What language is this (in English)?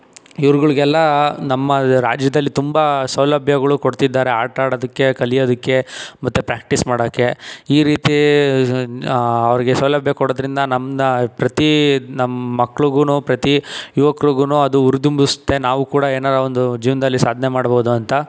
Kannada